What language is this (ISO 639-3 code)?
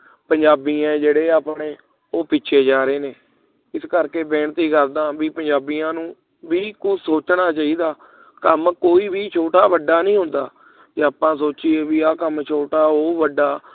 pan